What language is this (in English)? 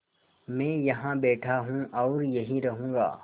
Hindi